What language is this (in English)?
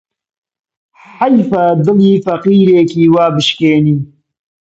Central Kurdish